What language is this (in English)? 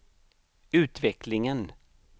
Swedish